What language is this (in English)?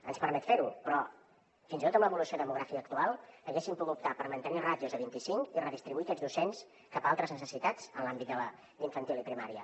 Catalan